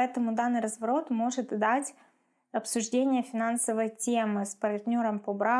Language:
Russian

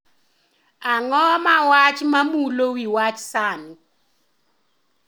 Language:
Luo (Kenya and Tanzania)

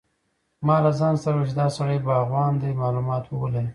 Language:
Pashto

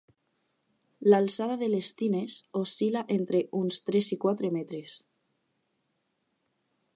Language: Catalan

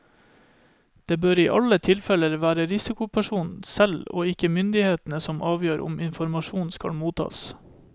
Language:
Norwegian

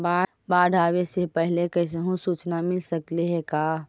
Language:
Magahi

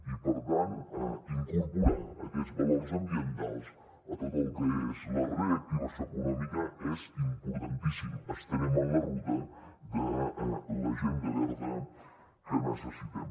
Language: Catalan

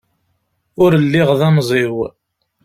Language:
Kabyle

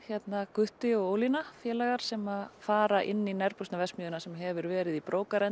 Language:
Icelandic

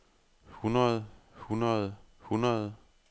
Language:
Danish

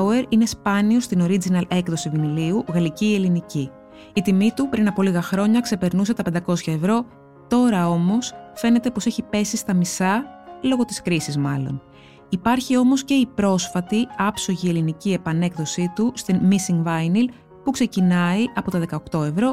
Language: Greek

